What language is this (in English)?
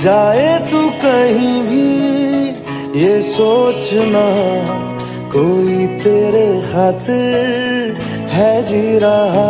Hindi